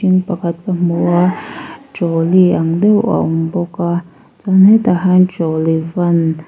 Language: Mizo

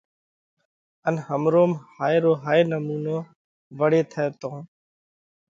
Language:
Parkari Koli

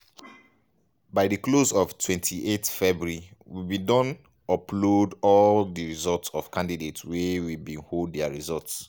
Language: Nigerian Pidgin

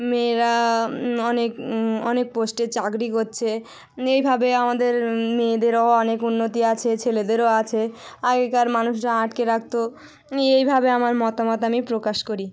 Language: Bangla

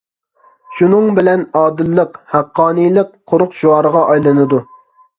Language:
Uyghur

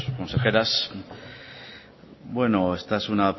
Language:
Spanish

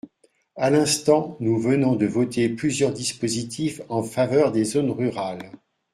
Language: French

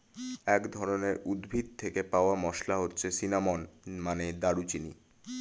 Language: Bangla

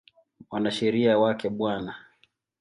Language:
Swahili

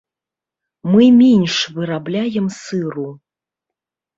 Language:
Belarusian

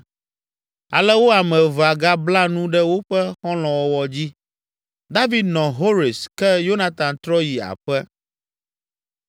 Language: Ewe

